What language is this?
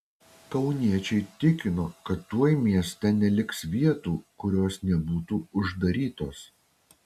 Lithuanian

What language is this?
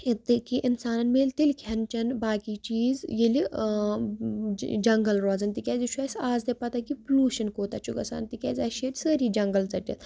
Kashmiri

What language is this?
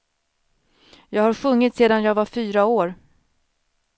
Swedish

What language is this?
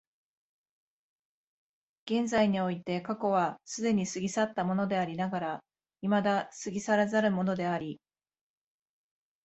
Japanese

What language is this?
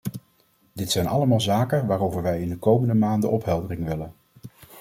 Dutch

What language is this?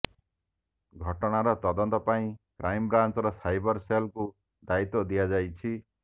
Odia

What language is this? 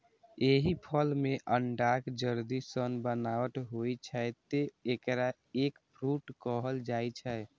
Maithili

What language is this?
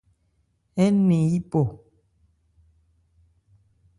Ebrié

